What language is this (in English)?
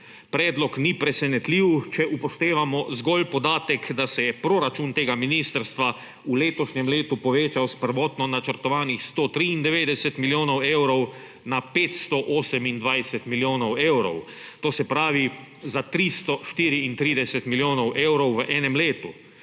Slovenian